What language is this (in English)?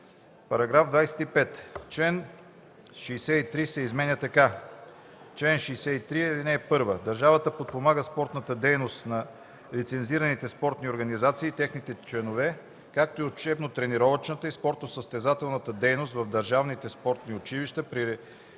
Bulgarian